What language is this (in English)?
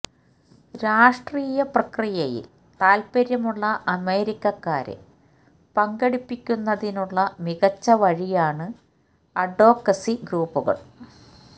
Malayalam